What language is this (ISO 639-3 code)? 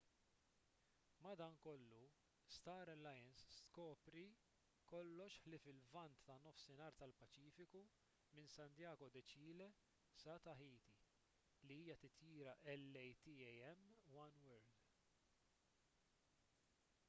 mlt